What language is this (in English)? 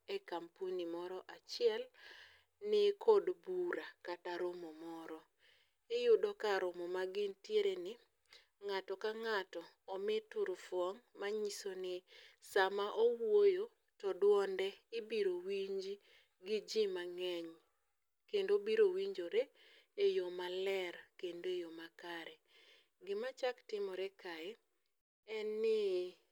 Luo (Kenya and Tanzania)